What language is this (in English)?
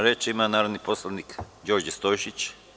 Serbian